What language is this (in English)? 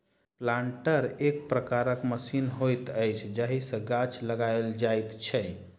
Maithili